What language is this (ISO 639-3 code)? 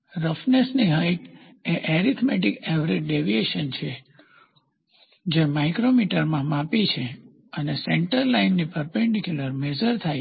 guj